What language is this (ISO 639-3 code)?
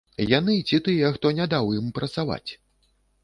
bel